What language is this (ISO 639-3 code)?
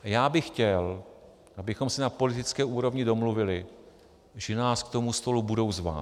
ces